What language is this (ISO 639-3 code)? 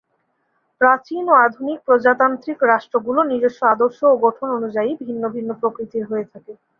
ben